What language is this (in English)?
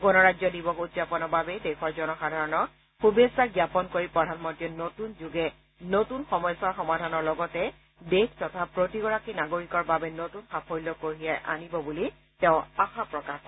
Assamese